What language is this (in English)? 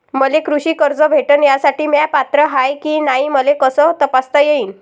Marathi